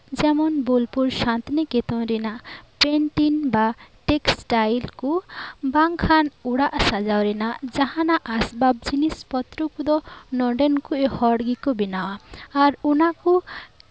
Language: Santali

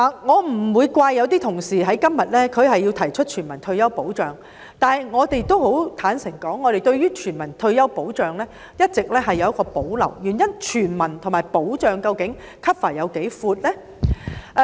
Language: Cantonese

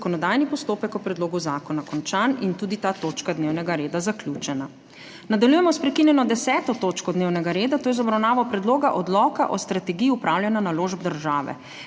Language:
Slovenian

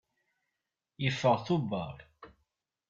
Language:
Kabyle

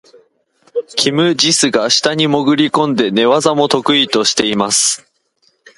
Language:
Japanese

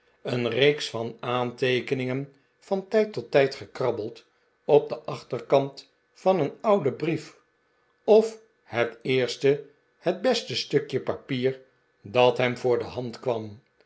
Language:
Dutch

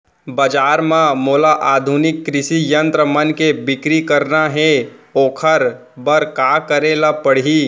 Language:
Chhattisgarhi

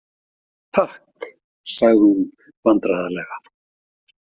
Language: Icelandic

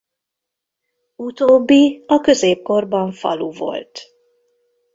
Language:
Hungarian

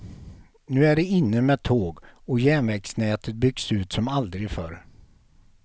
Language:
Swedish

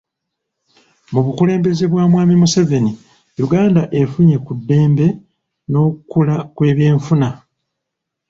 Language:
Ganda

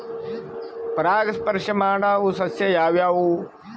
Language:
Kannada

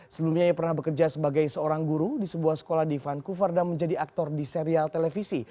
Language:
Indonesian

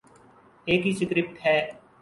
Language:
Urdu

